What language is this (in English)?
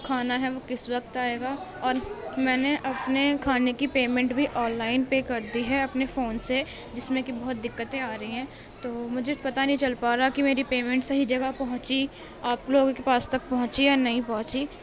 Urdu